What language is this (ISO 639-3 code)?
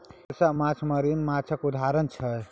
mai